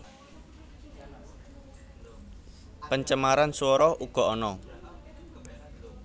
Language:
Javanese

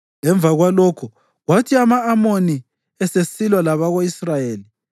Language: North Ndebele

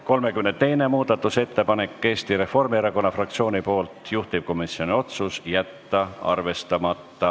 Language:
Estonian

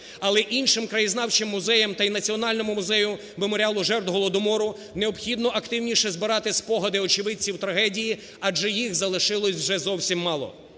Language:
Ukrainian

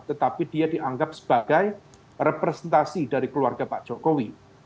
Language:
Indonesian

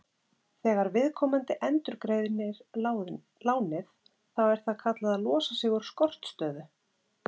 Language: Icelandic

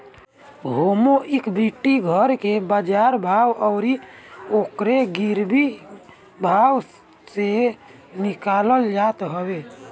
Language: Bhojpuri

